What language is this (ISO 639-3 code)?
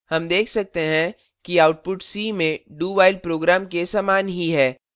hin